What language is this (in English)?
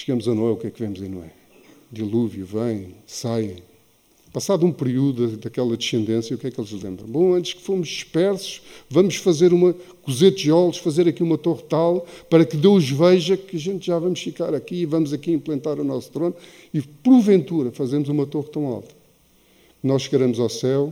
Portuguese